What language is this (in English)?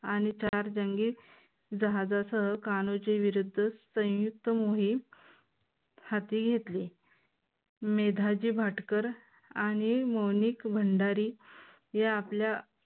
Marathi